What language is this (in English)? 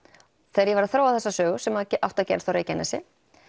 Icelandic